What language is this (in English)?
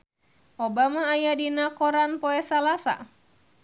Sundanese